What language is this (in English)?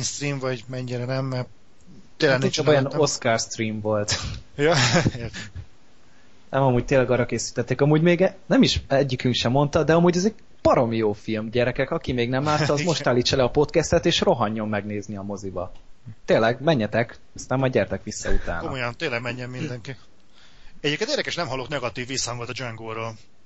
Hungarian